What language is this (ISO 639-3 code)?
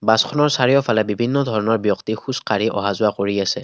asm